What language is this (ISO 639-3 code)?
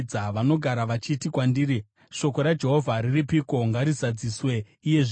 sna